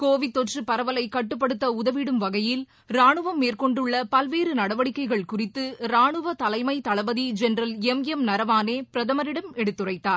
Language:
Tamil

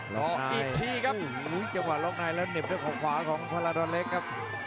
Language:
Thai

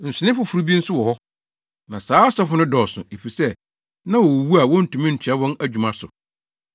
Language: Akan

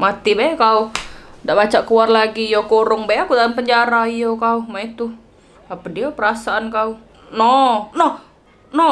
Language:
Indonesian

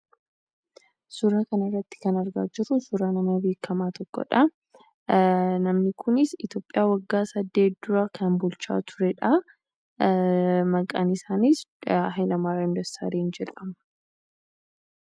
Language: Oromo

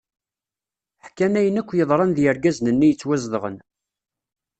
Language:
Kabyle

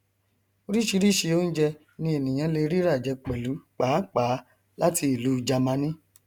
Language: Yoruba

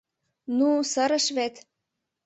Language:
Mari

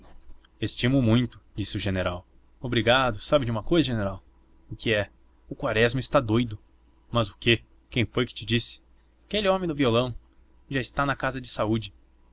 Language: Portuguese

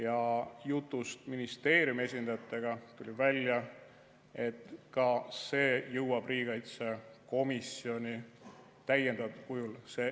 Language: Estonian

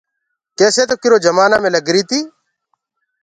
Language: Gurgula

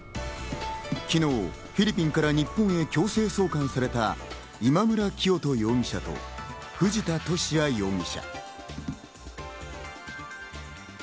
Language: Japanese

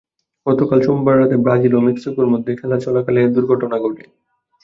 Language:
Bangla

